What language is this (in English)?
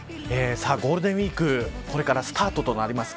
Japanese